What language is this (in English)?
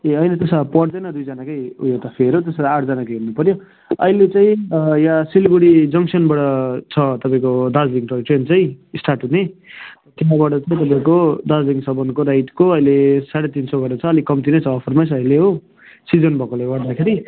Nepali